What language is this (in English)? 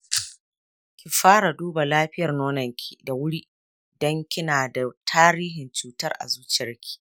Hausa